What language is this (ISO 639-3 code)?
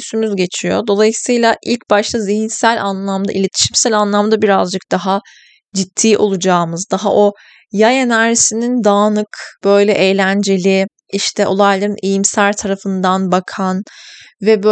tur